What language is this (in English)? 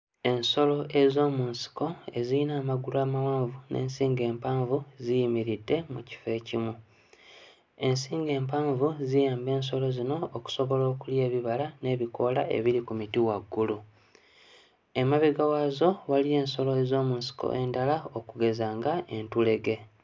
Ganda